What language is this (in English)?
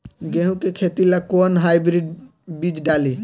Bhojpuri